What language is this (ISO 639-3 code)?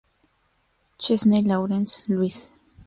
spa